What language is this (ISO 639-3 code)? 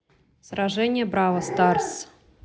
rus